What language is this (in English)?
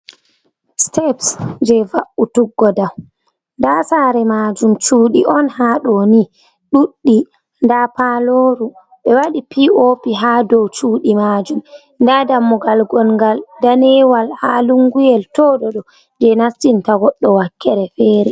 Fula